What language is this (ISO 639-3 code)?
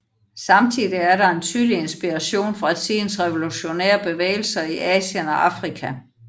dan